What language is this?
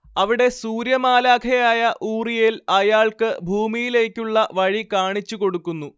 Malayalam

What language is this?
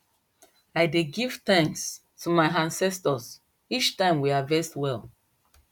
Nigerian Pidgin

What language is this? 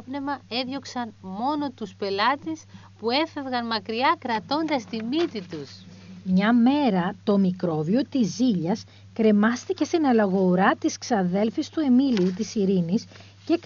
Greek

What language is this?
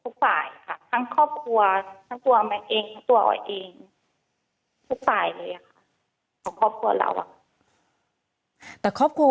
Thai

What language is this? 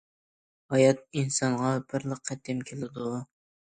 Uyghur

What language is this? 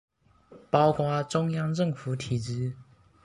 Chinese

